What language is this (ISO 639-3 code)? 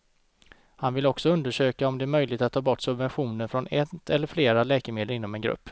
swe